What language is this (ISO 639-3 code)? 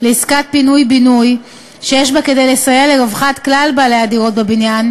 heb